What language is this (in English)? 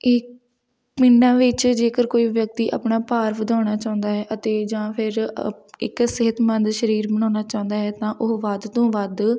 Punjabi